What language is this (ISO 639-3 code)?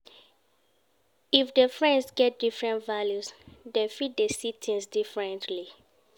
pcm